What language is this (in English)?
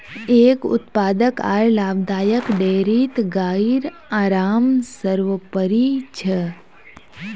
Magahi